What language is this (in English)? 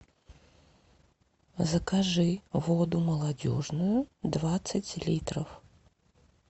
Russian